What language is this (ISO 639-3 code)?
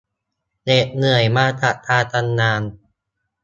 tha